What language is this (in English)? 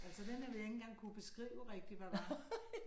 Danish